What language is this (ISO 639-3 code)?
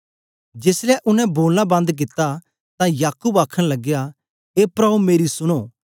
doi